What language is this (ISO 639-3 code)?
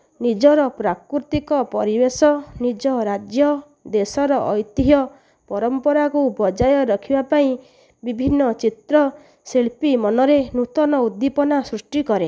ori